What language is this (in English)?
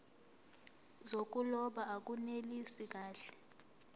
Zulu